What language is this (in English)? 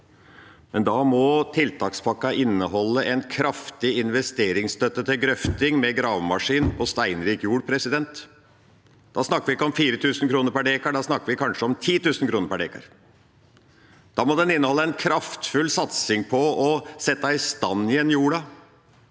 Norwegian